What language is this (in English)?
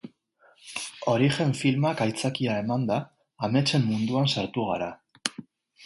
Basque